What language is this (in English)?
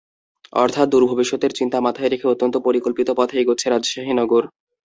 Bangla